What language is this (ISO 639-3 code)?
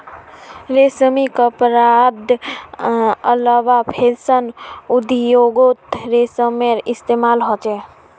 mag